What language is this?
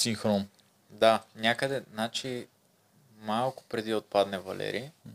Bulgarian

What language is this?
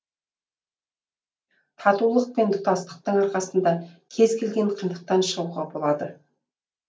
Kazakh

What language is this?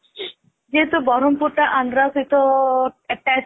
Odia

